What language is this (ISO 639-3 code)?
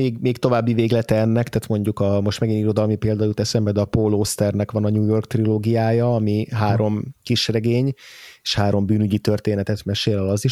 hun